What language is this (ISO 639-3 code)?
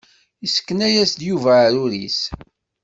kab